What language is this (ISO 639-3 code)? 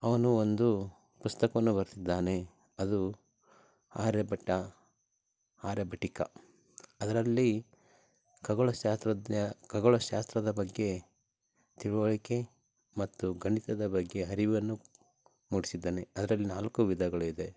kan